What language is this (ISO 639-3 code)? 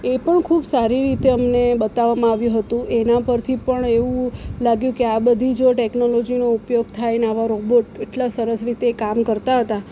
guj